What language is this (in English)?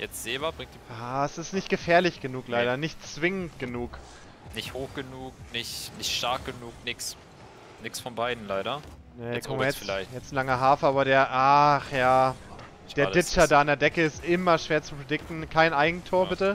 German